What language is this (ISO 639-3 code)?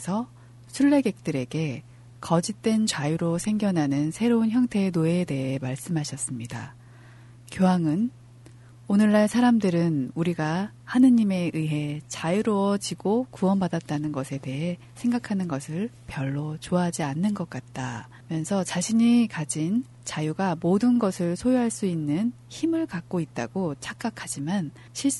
kor